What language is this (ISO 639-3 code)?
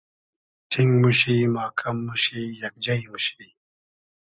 haz